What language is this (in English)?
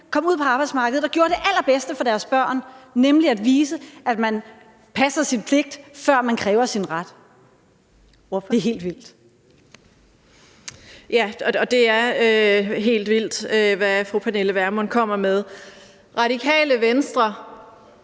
Danish